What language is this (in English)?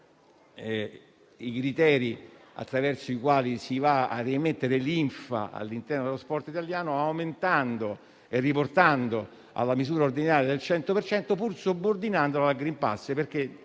Italian